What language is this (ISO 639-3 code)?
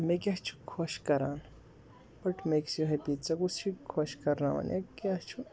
kas